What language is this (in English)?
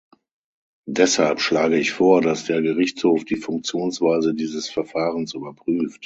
German